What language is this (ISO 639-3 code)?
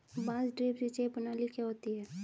hin